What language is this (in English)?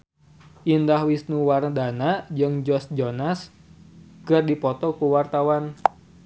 Sundanese